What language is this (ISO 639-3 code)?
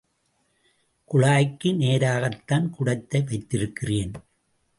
tam